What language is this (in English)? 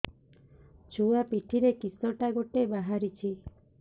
Odia